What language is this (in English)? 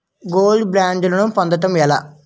Telugu